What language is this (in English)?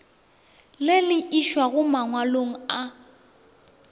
Northern Sotho